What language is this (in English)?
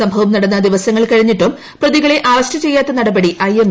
Malayalam